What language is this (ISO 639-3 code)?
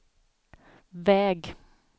swe